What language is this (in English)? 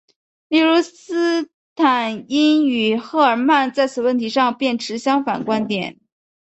Chinese